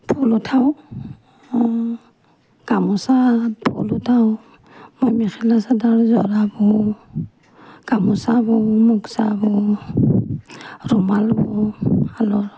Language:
Assamese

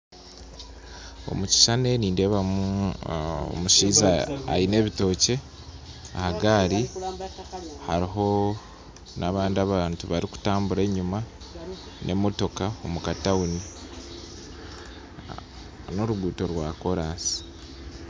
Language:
Nyankole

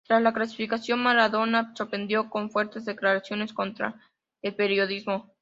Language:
Spanish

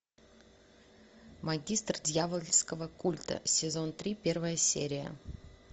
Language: Russian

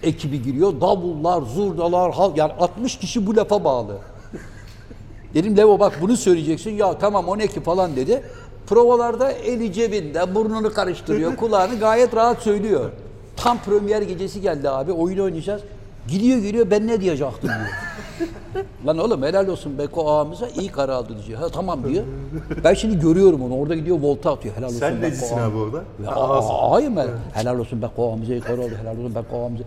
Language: Turkish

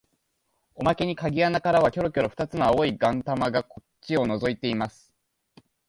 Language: Japanese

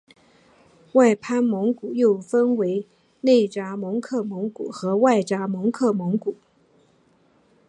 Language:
Chinese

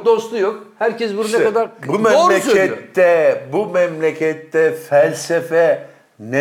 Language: Turkish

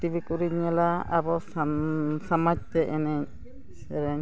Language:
Santali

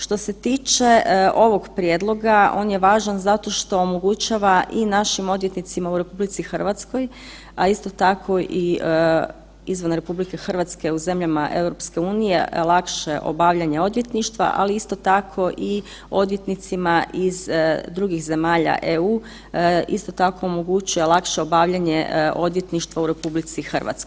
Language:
Croatian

